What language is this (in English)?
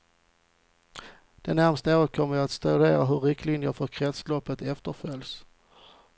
Swedish